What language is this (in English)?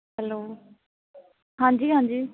Punjabi